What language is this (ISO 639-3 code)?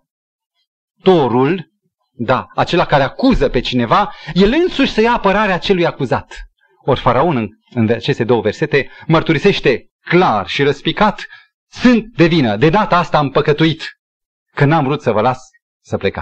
ron